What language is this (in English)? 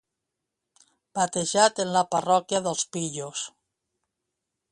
Catalan